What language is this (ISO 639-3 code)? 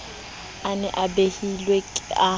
sot